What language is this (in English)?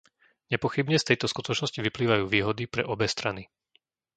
Slovak